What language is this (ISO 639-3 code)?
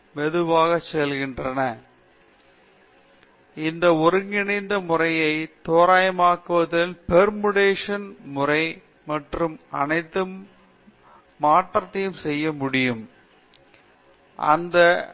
tam